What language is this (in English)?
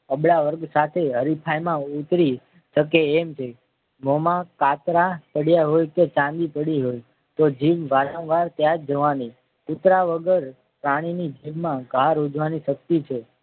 Gujarati